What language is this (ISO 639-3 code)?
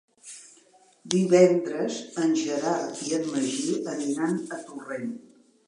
cat